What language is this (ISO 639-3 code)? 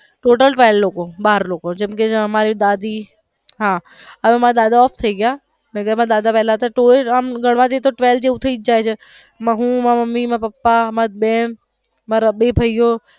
guj